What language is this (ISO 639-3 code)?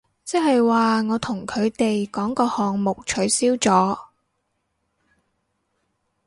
yue